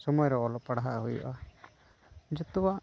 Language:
Santali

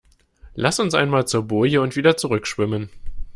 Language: German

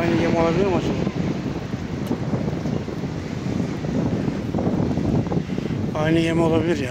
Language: Turkish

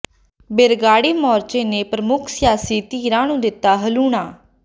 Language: Punjabi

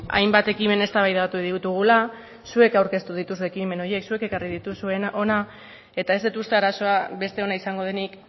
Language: Basque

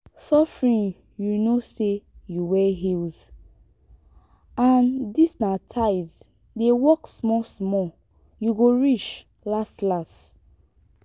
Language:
Nigerian Pidgin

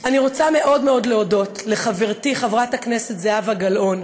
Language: Hebrew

